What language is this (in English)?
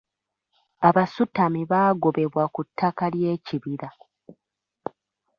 Ganda